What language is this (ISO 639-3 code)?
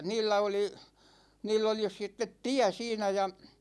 fin